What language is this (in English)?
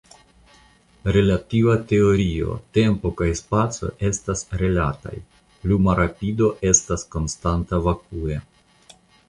Esperanto